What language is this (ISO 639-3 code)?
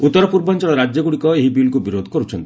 ori